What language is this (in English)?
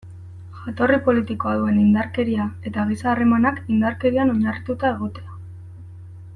Basque